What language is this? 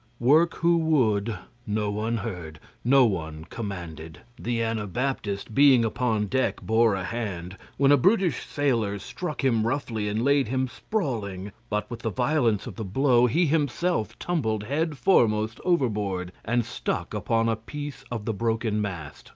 English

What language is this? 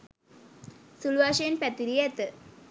Sinhala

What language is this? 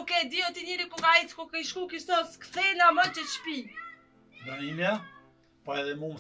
Romanian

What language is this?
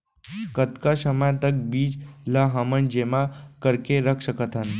Chhattisgarhi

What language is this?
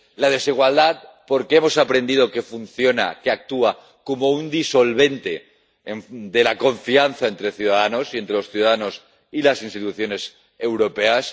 Spanish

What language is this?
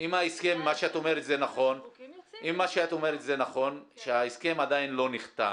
Hebrew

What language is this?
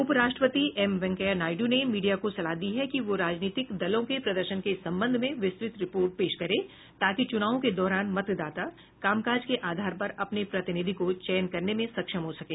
Hindi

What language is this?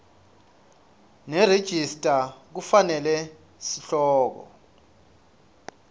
Swati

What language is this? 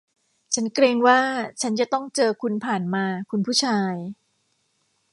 Thai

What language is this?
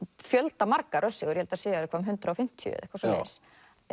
Icelandic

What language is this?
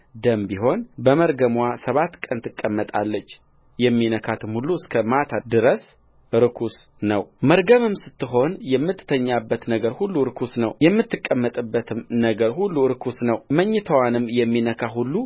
Amharic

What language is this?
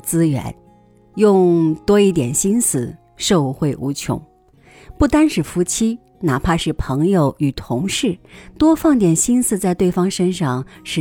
Chinese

